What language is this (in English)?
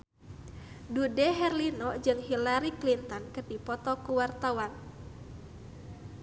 Sundanese